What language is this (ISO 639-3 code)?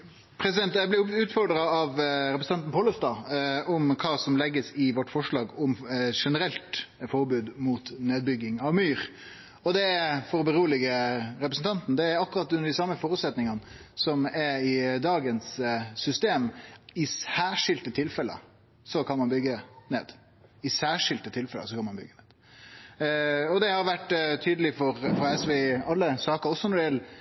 nno